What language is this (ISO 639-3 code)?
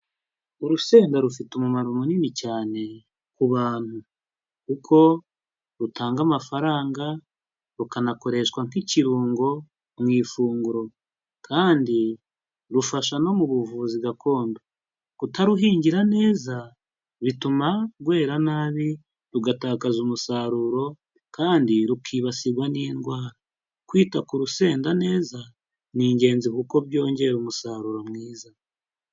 kin